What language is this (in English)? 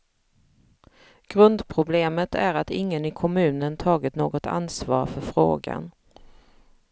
Swedish